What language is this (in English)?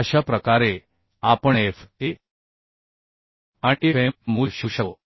Marathi